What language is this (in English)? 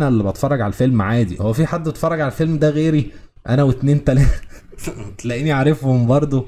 Arabic